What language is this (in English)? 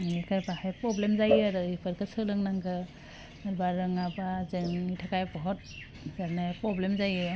Bodo